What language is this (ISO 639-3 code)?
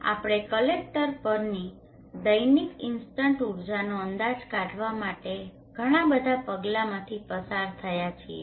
guj